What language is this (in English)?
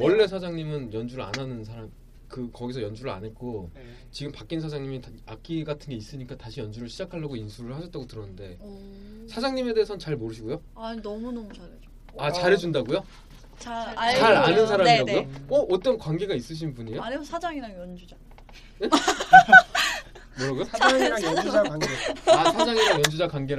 Korean